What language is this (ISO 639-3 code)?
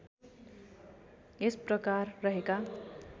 nep